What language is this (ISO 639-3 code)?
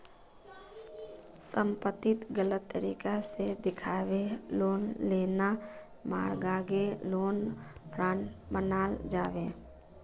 mag